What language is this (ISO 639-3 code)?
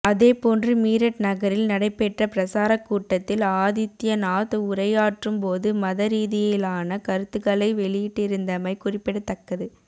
tam